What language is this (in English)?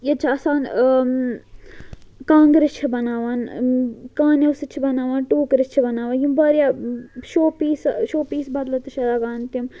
Kashmiri